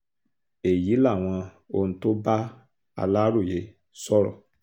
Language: Yoruba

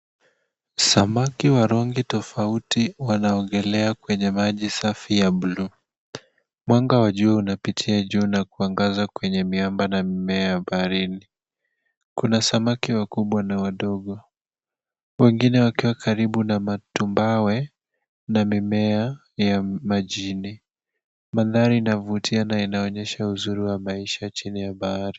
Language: Swahili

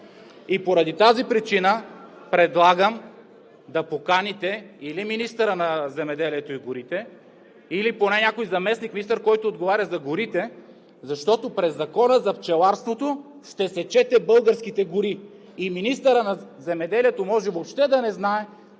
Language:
Bulgarian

